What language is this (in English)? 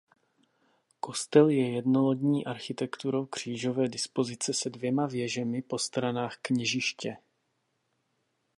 Czech